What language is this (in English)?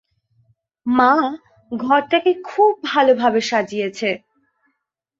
Bangla